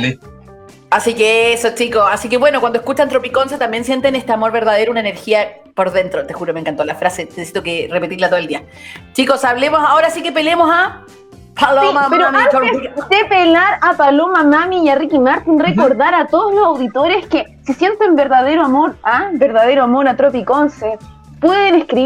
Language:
Spanish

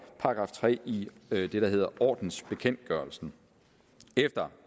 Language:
Danish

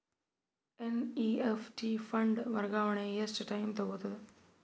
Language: Kannada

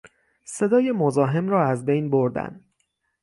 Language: Persian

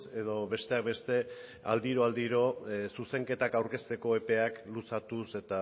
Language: Basque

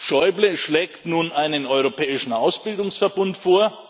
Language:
German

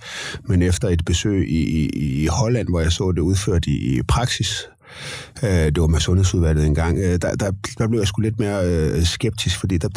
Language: Danish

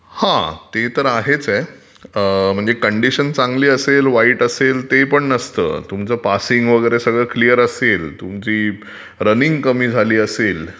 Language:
Marathi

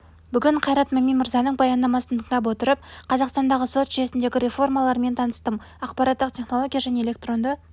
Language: Kazakh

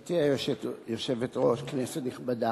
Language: Hebrew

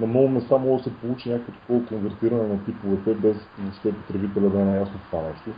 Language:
Bulgarian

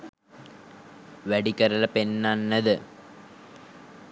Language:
Sinhala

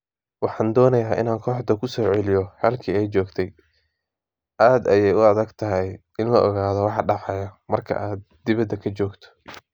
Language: Somali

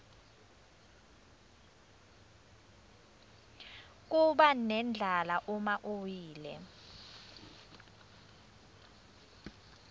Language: Swati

